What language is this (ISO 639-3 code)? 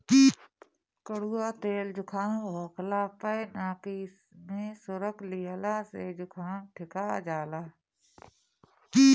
bho